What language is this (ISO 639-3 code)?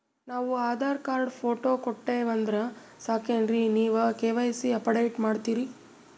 kan